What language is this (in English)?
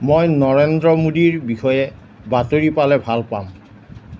Assamese